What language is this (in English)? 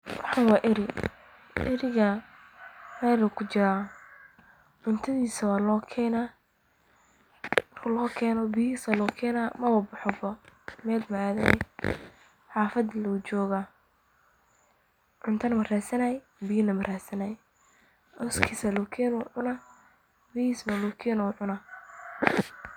Somali